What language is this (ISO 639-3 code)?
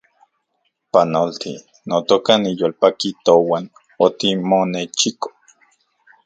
ncx